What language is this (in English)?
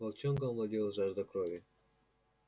Russian